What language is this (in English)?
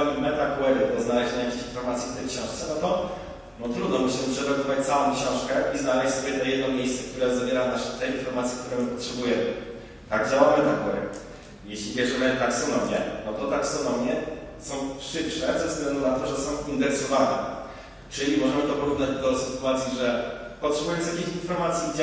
Polish